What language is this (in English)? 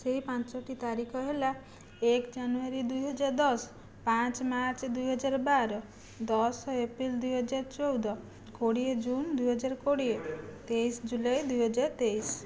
Odia